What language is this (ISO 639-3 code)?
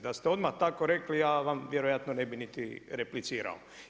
hrv